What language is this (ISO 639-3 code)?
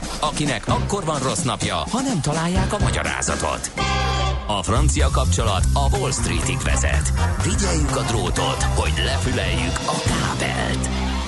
hun